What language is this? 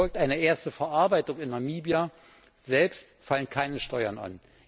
German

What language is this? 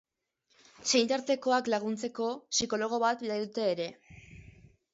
Basque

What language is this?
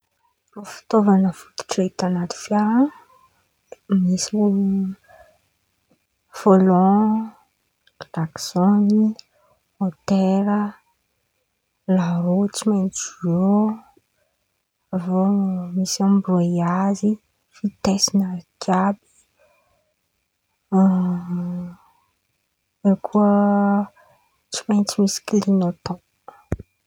Antankarana Malagasy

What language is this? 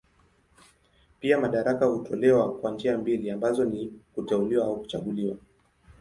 Swahili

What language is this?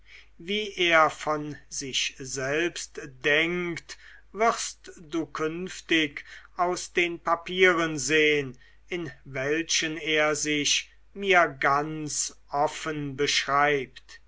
German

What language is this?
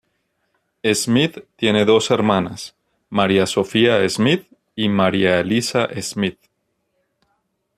Spanish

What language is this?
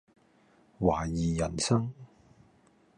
Cantonese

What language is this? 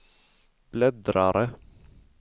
Swedish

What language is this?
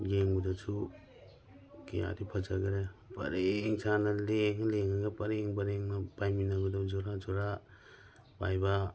Manipuri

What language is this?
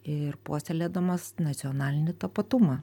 Lithuanian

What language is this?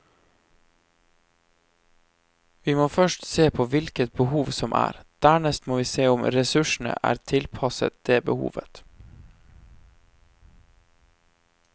Norwegian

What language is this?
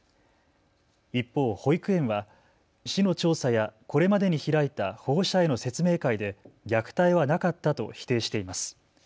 Japanese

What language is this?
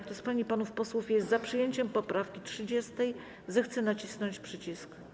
Polish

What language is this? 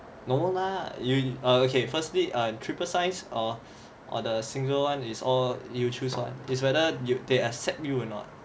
English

